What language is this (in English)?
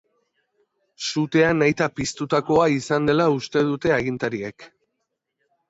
Basque